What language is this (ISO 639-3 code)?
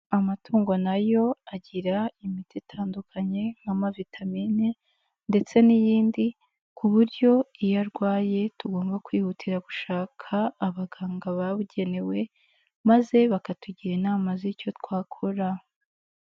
kin